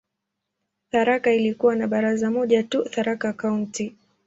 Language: Swahili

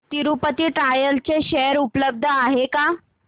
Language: Marathi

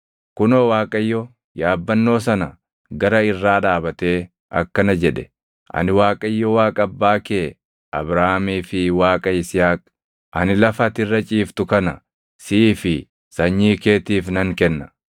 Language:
Oromo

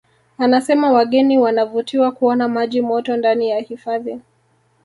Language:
Swahili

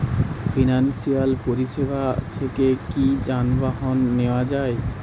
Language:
Bangla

